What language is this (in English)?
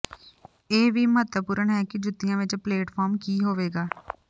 Punjabi